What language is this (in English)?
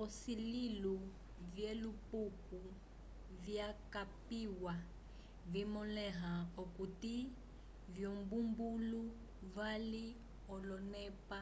Umbundu